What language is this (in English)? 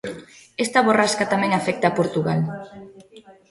Galician